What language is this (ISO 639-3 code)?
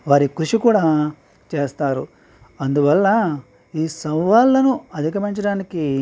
tel